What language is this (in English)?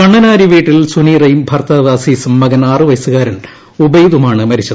Malayalam